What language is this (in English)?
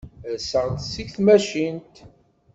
Kabyle